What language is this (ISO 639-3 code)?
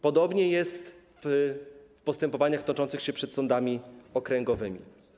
pol